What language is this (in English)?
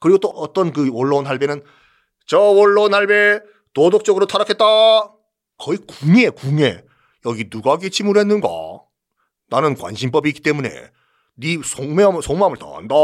Korean